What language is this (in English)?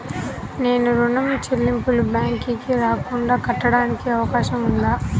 Telugu